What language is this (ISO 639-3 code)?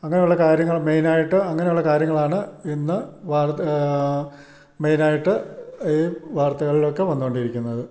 mal